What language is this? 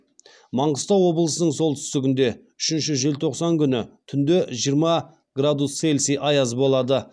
Kazakh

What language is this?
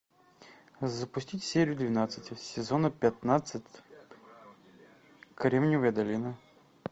Russian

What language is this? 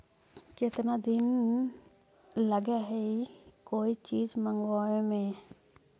Magahi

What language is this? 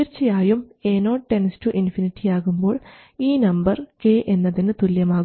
Malayalam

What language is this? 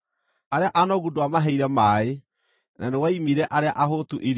Kikuyu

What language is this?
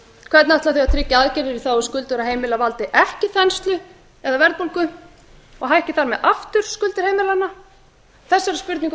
Icelandic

